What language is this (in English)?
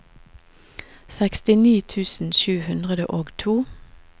Norwegian